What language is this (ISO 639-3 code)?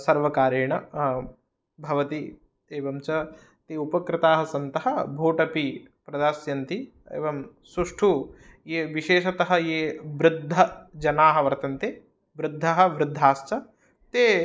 san